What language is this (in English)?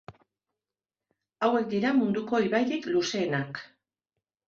Basque